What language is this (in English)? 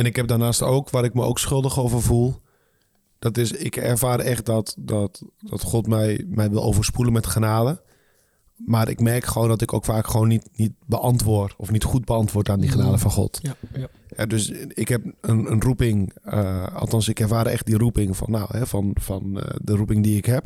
Dutch